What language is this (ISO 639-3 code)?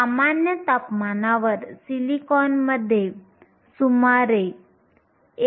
mar